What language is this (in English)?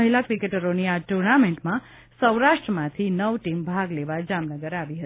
Gujarati